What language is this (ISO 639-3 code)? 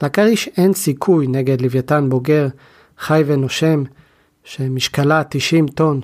heb